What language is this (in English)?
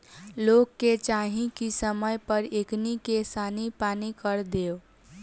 Bhojpuri